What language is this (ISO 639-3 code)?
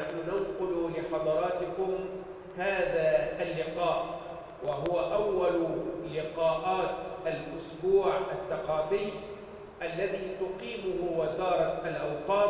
ara